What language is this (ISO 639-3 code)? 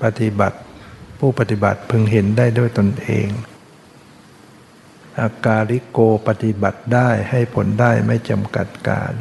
tha